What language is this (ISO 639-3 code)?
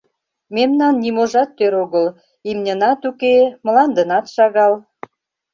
chm